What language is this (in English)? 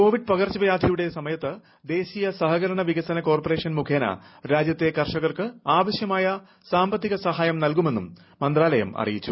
Malayalam